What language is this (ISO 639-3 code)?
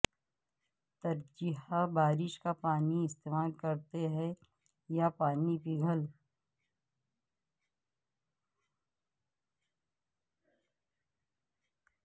urd